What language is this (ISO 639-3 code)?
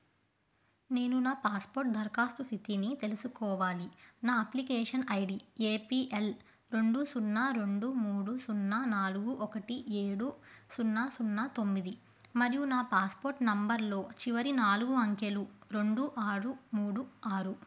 tel